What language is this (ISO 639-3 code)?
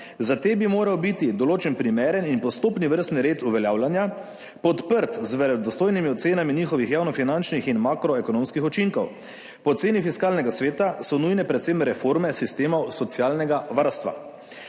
slv